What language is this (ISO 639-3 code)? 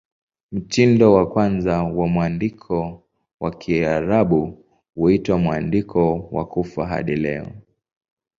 swa